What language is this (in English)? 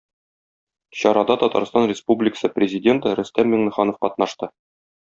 Tatar